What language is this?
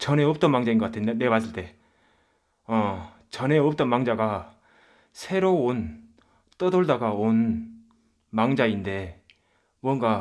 Korean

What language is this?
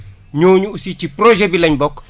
Wolof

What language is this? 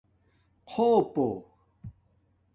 Domaaki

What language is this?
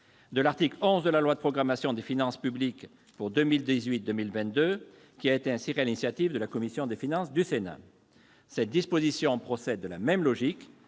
French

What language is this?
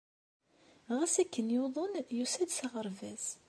Kabyle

